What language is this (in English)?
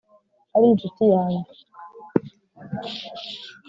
Kinyarwanda